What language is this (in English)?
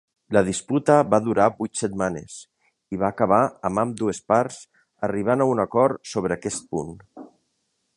Catalan